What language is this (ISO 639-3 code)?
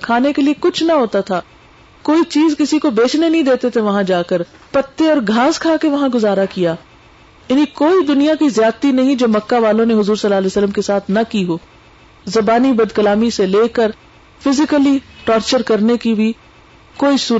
urd